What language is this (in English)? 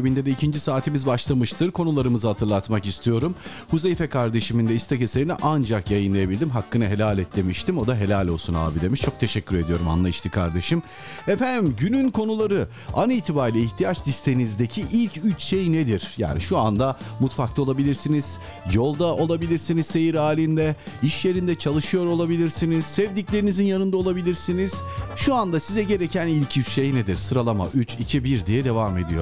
Turkish